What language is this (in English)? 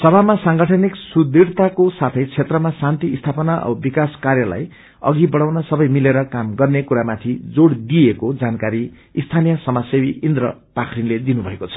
Nepali